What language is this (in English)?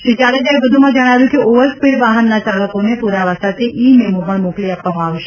Gujarati